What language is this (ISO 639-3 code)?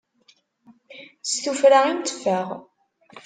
kab